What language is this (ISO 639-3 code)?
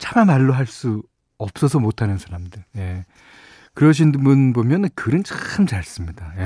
kor